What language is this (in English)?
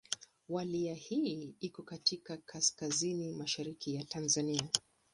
Swahili